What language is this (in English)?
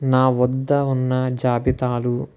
Telugu